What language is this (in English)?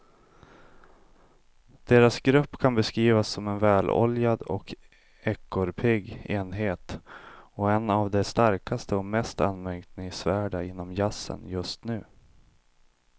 Swedish